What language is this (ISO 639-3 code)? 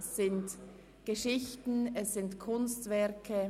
gsw